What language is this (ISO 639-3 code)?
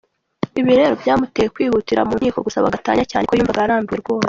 kin